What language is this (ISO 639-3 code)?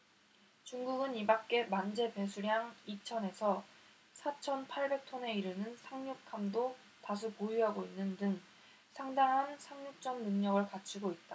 kor